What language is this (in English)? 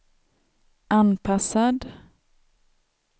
Swedish